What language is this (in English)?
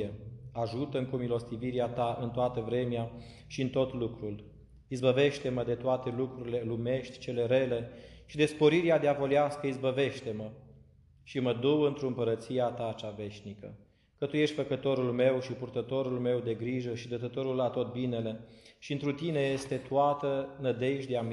Romanian